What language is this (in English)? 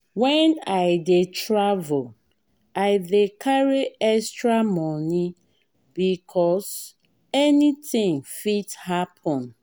Nigerian Pidgin